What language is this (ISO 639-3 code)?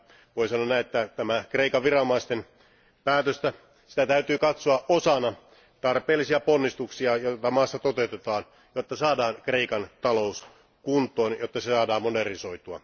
fin